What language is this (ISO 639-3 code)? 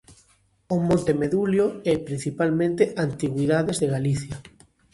glg